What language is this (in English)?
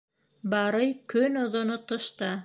Bashkir